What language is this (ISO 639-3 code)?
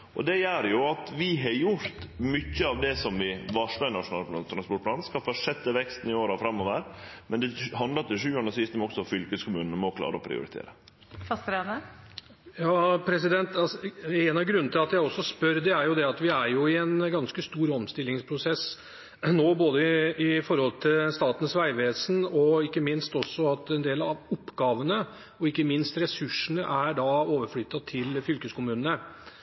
nor